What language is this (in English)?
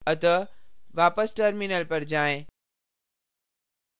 Hindi